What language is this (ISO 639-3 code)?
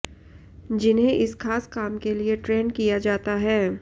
hin